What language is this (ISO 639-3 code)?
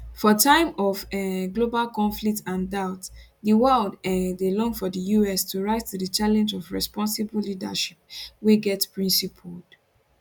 pcm